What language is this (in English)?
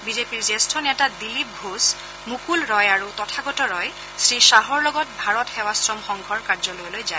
Assamese